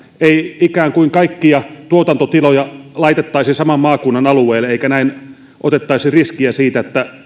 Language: Finnish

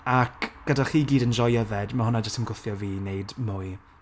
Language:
Welsh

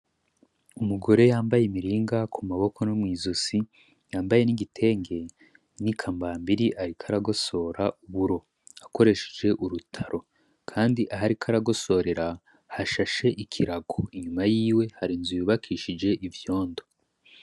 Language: Rundi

